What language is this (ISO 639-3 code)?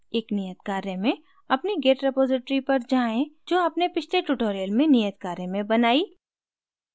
hin